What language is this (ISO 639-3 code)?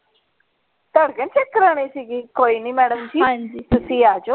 pan